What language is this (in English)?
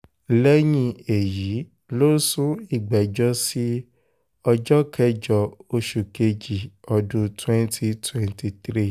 Yoruba